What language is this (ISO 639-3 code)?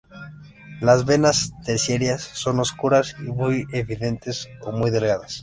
spa